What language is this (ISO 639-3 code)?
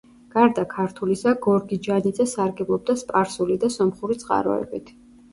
kat